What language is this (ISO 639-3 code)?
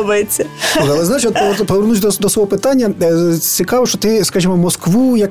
ukr